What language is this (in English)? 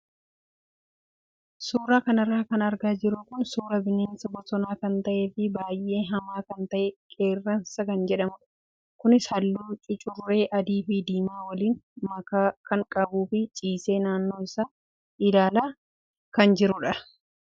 Oromo